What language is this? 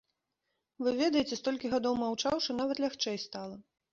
Belarusian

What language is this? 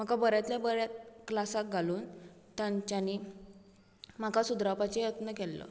Konkani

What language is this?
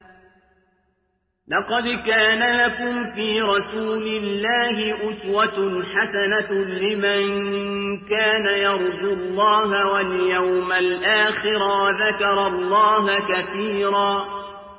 Arabic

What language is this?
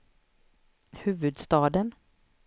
Swedish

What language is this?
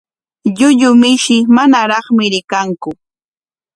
Corongo Ancash Quechua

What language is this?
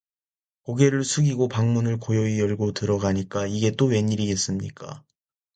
Korean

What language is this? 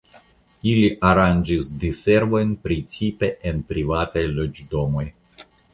Esperanto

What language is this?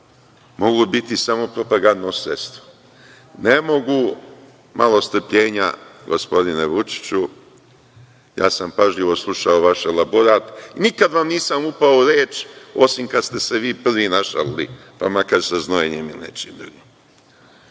Serbian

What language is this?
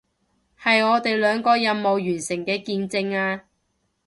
Cantonese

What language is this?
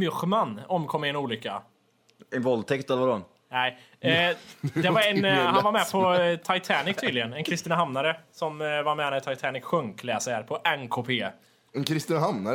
Swedish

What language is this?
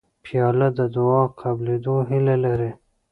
Pashto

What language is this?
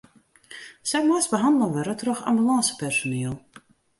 Western Frisian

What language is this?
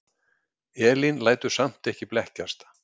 Icelandic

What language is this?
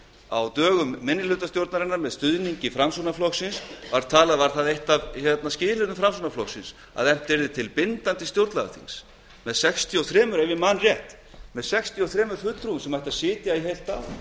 Icelandic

